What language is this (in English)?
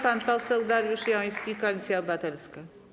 Polish